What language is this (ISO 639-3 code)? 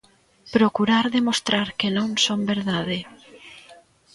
glg